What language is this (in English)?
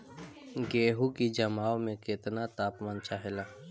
Bhojpuri